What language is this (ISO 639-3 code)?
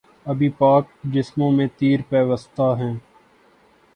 urd